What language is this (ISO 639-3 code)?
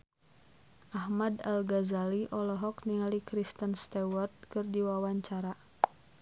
sun